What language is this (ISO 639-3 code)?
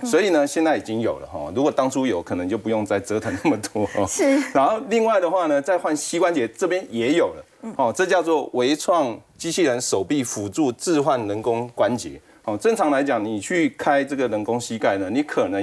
zho